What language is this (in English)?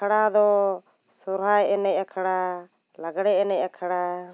Santali